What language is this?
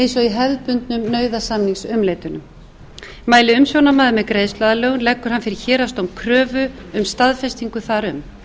Icelandic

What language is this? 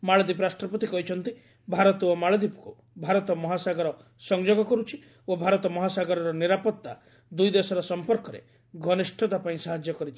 Odia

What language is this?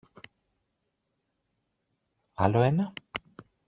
Greek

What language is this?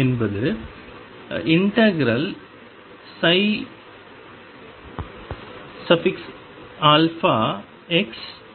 Tamil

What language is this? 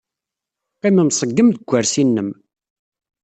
Kabyle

